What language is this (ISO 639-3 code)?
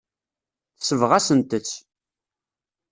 kab